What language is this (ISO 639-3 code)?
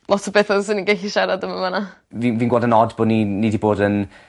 cym